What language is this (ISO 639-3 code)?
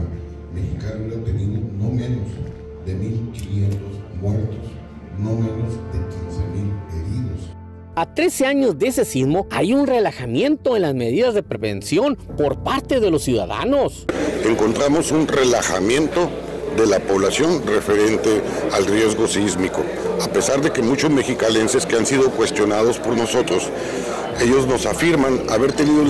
spa